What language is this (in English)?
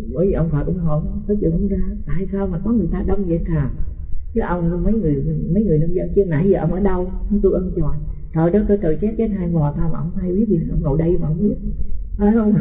Vietnamese